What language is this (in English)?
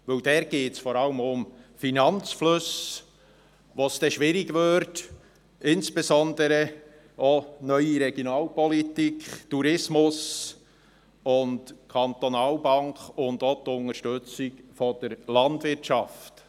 Swiss German